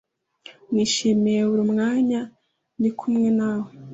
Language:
Kinyarwanda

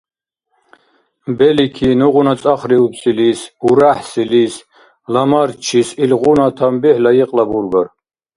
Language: Dargwa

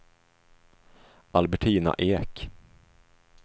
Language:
Swedish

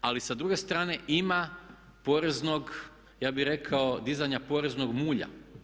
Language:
Croatian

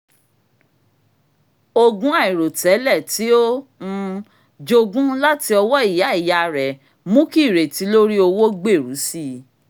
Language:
Yoruba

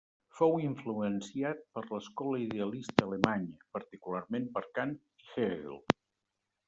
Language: Catalan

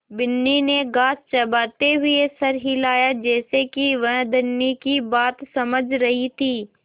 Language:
Hindi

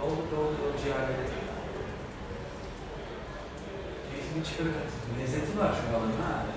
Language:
Turkish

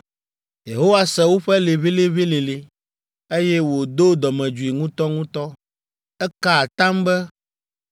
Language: Ewe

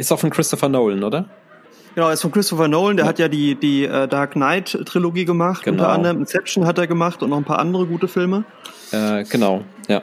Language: German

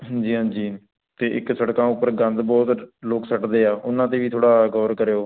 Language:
Punjabi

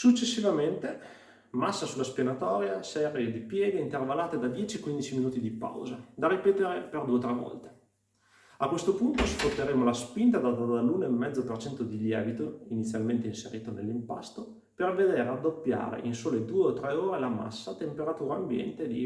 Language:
Italian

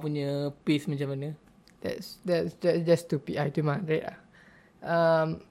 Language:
Malay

